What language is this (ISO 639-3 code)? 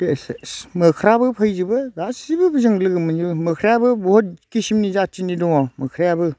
brx